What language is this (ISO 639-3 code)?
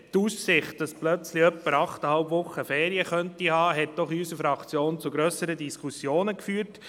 gsw